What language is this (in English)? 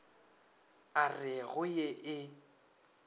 Northern Sotho